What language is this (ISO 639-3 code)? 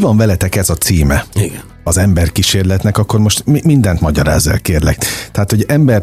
hun